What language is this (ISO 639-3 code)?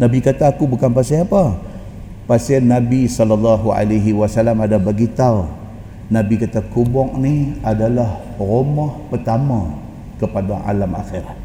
msa